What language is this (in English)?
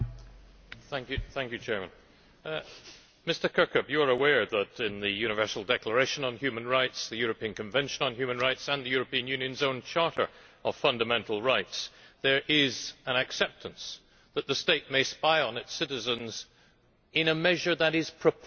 English